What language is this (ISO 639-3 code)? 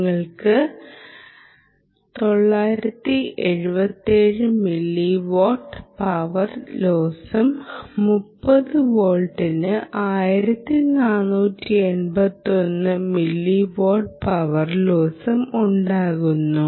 mal